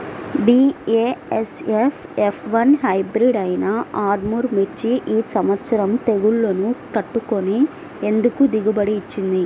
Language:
Telugu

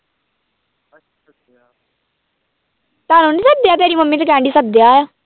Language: Punjabi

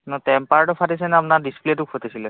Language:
Assamese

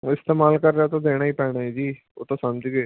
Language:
Punjabi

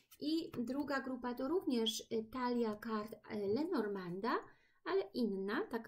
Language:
Polish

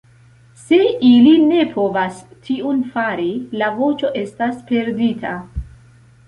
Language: Esperanto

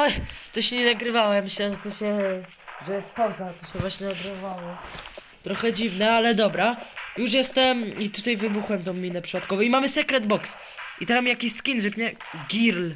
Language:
Polish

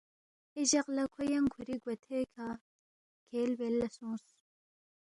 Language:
Balti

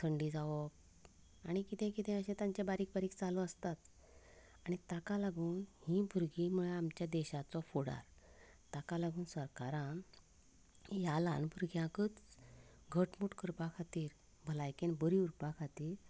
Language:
Konkani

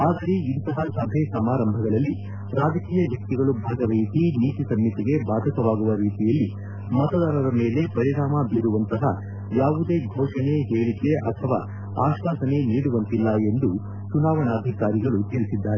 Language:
Kannada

